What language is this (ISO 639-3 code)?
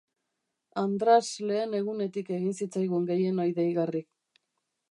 eus